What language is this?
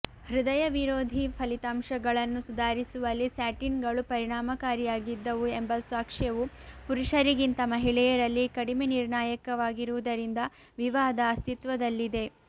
Kannada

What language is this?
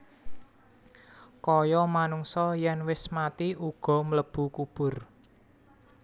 Javanese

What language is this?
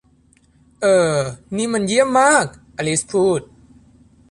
Thai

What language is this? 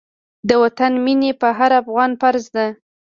Pashto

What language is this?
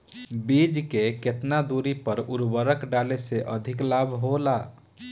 Bhojpuri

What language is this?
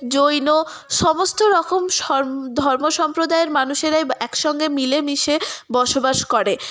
Bangla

